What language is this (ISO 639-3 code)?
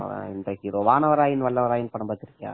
tam